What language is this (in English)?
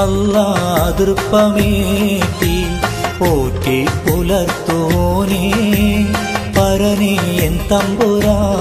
Malayalam